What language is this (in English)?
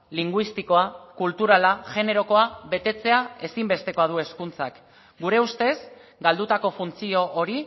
Basque